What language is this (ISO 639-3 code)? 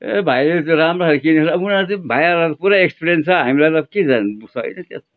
nep